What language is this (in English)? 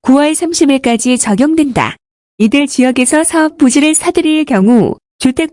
Korean